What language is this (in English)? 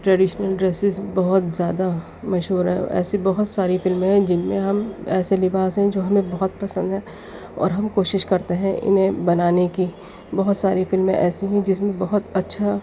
Urdu